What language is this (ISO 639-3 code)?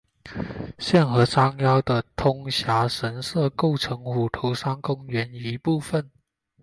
zho